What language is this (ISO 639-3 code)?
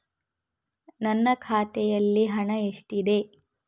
kan